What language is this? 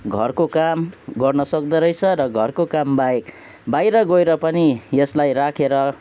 Nepali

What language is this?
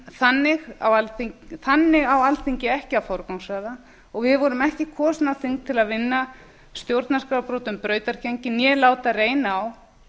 Icelandic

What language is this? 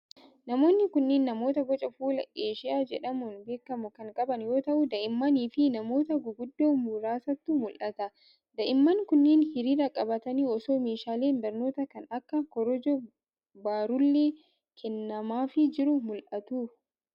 Oromo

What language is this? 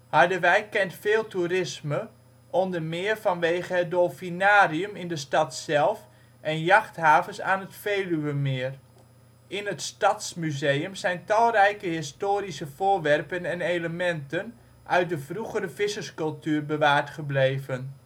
Dutch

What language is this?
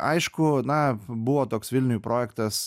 Lithuanian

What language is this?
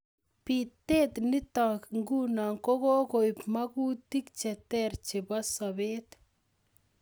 Kalenjin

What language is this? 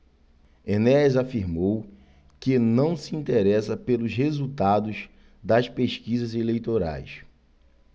Portuguese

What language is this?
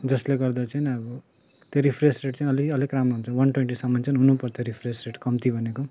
Nepali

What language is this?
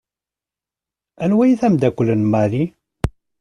Kabyle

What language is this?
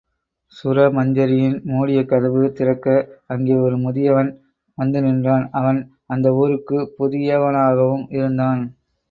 Tamil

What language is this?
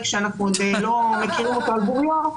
Hebrew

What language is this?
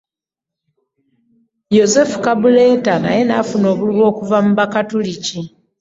Ganda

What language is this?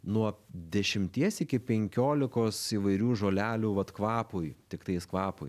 Lithuanian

